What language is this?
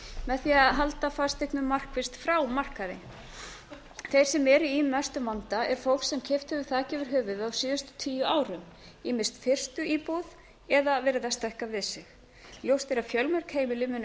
Icelandic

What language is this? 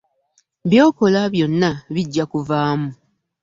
Ganda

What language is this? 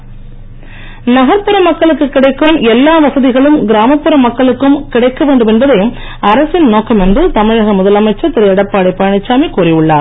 Tamil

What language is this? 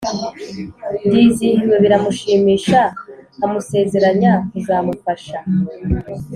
Kinyarwanda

